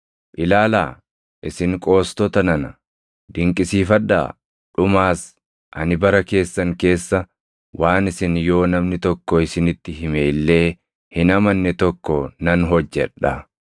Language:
Oromo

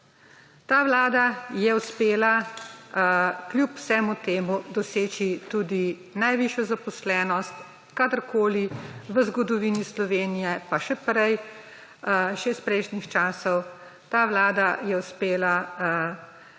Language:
Slovenian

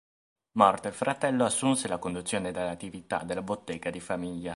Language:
Italian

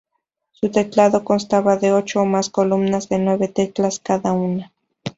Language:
Spanish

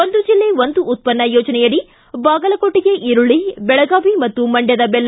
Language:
Kannada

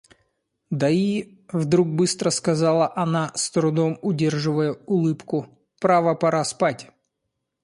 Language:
Russian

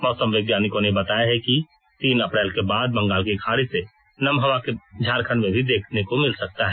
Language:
Hindi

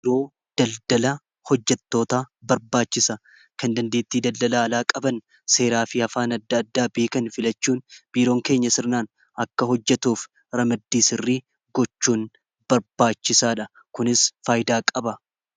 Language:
Oromo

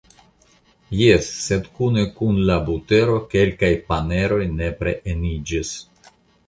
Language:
Esperanto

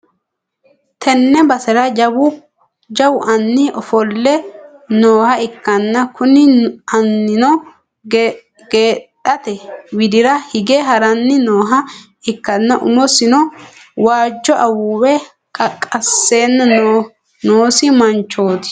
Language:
Sidamo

